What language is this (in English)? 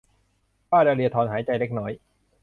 Thai